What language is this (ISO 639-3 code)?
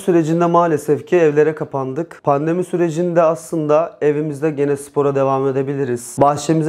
tur